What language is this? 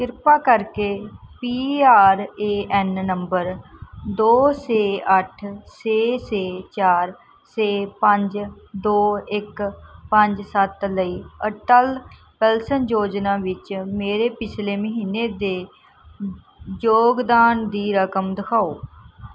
Punjabi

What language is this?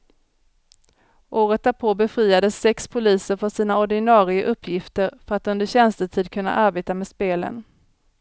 Swedish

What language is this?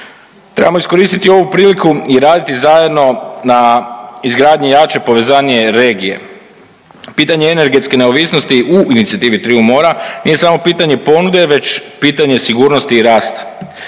Croatian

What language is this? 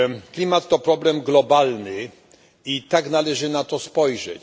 Polish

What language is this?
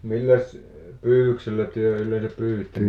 Finnish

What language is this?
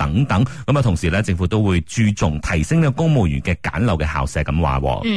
Chinese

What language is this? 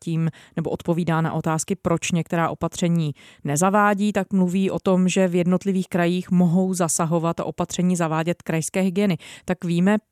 Czech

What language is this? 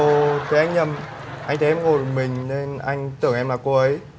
Vietnamese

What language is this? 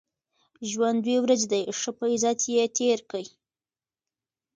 Pashto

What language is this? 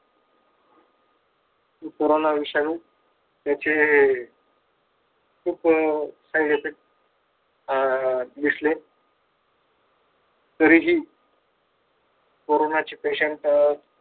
Marathi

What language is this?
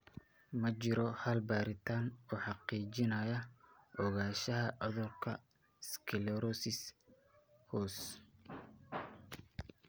Somali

